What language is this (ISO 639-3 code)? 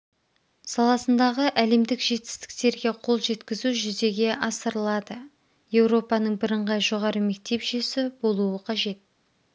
kaz